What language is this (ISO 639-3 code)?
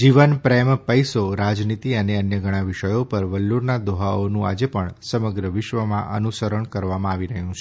guj